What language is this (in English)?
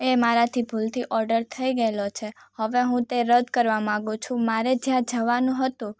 Gujarati